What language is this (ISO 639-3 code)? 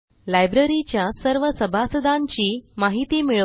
mar